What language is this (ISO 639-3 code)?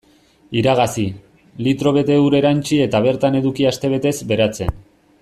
eus